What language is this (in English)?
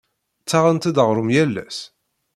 Kabyle